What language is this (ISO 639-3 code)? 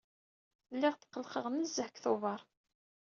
kab